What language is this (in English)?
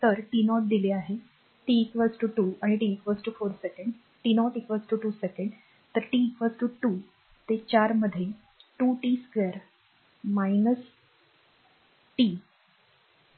Marathi